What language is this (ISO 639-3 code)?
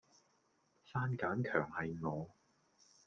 yue